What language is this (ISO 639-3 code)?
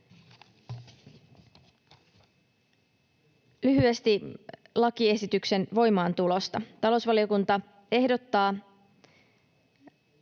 fin